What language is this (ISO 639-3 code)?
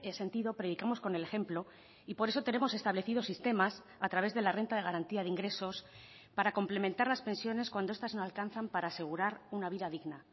spa